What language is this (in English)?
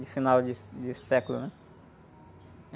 Portuguese